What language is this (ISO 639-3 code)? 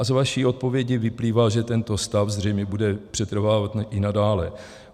ces